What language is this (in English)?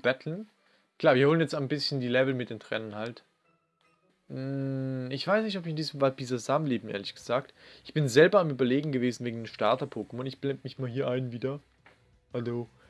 German